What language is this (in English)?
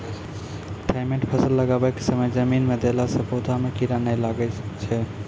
Maithili